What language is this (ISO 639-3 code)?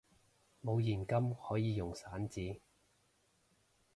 yue